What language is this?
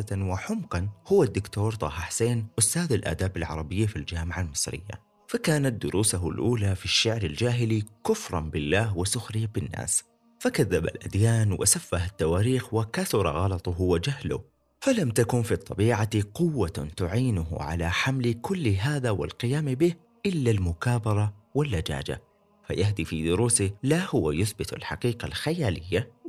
Arabic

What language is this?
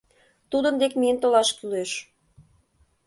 Mari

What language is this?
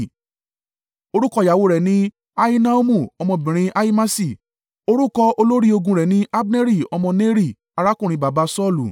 Yoruba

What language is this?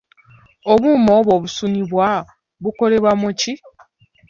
Ganda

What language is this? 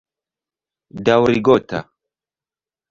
Esperanto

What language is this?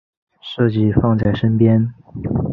Chinese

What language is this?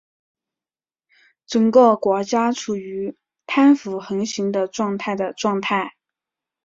Chinese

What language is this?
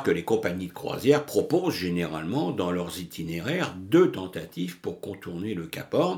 French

